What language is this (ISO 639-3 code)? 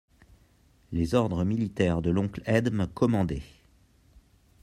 fra